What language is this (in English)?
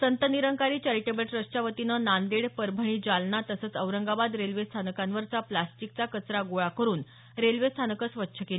Marathi